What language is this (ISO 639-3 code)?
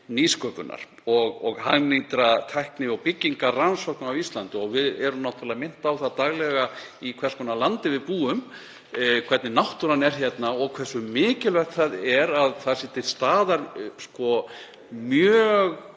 isl